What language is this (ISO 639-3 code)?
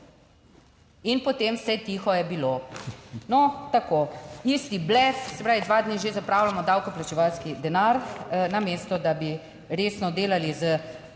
slv